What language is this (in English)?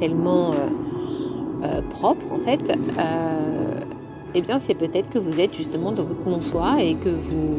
French